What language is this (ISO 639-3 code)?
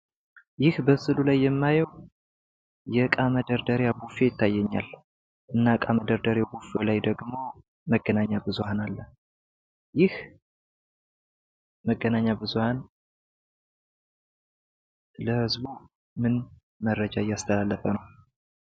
amh